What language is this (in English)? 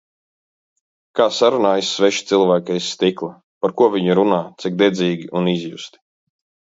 Latvian